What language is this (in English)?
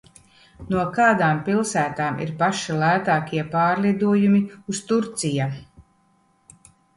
Latvian